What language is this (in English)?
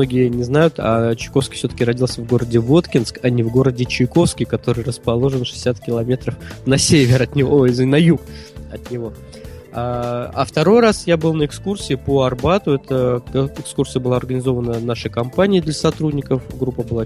Russian